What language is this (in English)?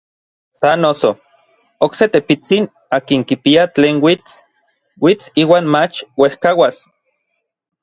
Orizaba Nahuatl